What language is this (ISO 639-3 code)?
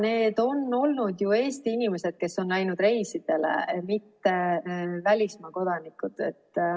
est